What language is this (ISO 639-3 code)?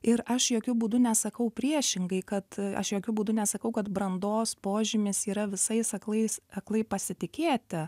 lit